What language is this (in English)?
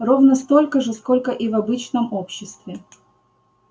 Russian